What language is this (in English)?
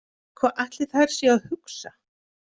Icelandic